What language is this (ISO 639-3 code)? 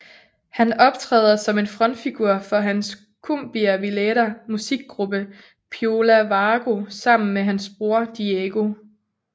dan